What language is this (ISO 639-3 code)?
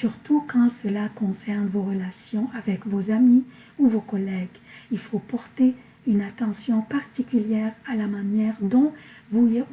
fra